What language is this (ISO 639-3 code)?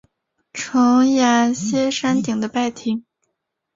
zho